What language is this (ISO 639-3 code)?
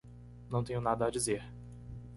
por